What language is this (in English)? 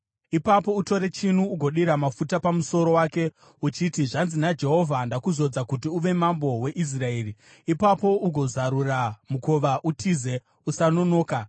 Shona